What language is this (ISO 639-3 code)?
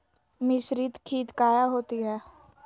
mag